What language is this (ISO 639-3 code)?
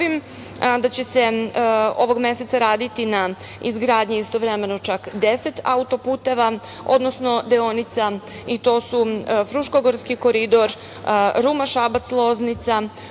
srp